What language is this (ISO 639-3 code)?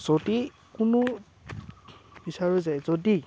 asm